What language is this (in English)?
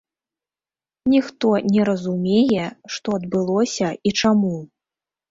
Belarusian